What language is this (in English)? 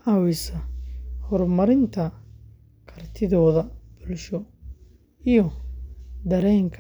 Somali